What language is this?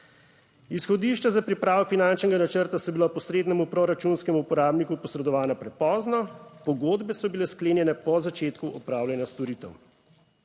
Slovenian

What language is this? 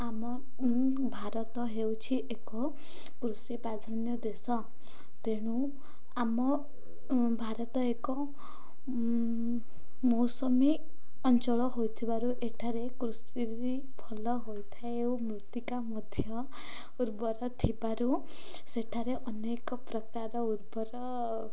Odia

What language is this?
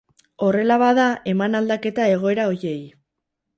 Basque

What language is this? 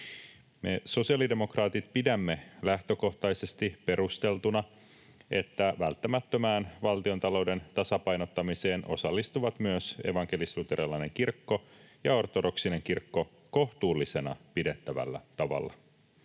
Finnish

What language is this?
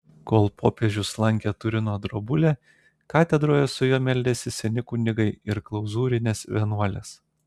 Lithuanian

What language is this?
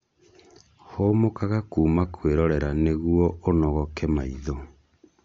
Kikuyu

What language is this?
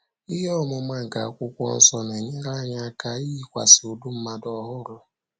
Igbo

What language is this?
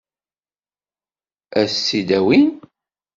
Kabyle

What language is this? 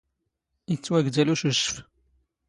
Standard Moroccan Tamazight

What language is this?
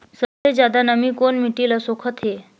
Chhattisgarhi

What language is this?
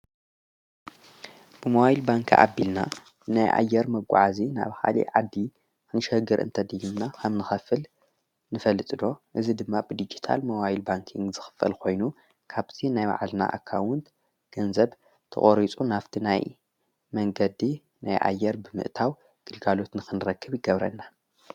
Tigrinya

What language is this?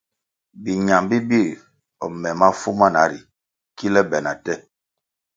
Kwasio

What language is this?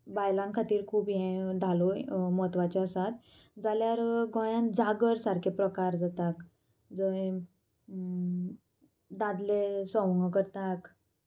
Konkani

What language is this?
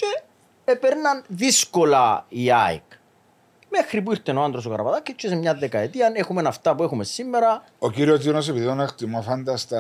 Greek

